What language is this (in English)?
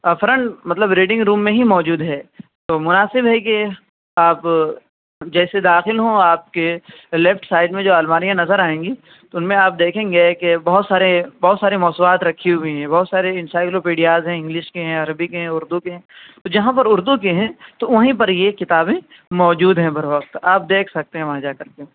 Urdu